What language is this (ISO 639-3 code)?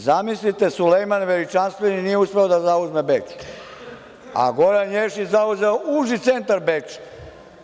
srp